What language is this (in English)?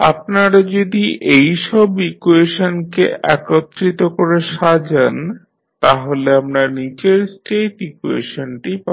Bangla